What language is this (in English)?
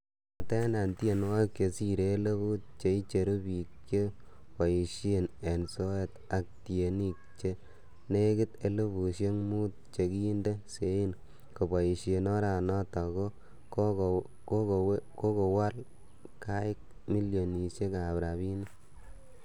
Kalenjin